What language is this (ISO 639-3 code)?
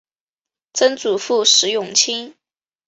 zho